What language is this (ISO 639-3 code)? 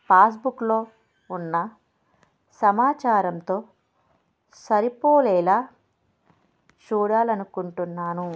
tel